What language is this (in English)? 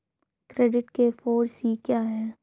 Hindi